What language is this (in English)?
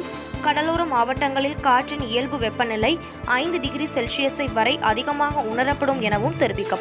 Tamil